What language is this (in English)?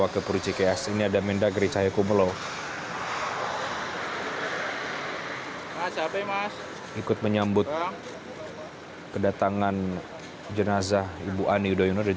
Indonesian